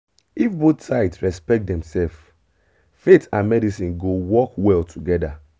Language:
Nigerian Pidgin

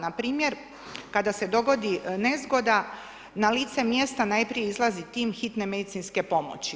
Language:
Croatian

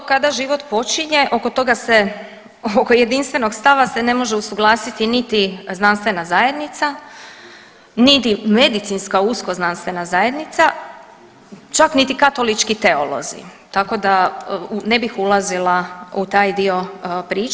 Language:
Croatian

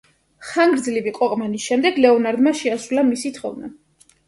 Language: Georgian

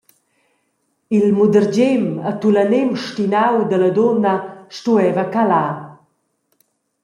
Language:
Romansh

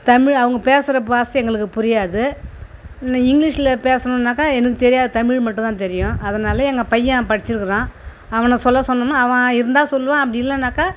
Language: Tamil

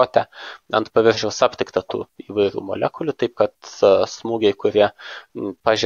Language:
Lithuanian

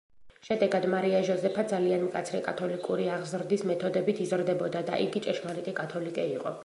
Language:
Georgian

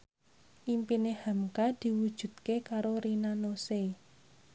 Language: Javanese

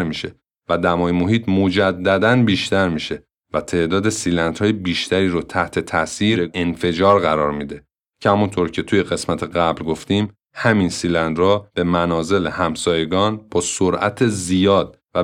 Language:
Persian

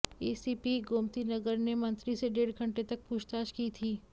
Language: Hindi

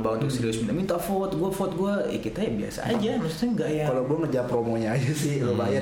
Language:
Indonesian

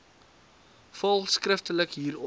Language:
Afrikaans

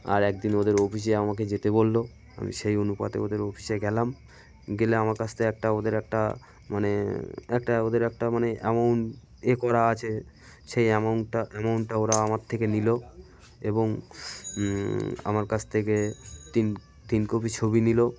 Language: Bangla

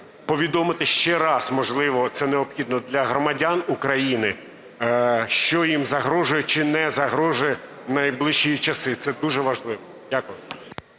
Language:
Ukrainian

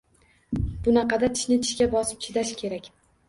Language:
Uzbek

